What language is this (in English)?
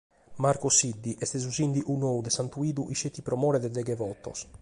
Sardinian